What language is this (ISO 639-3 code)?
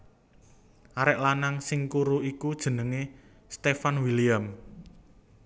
jav